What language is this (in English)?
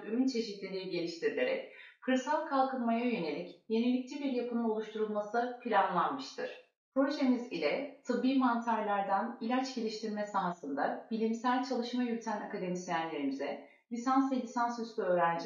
Turkish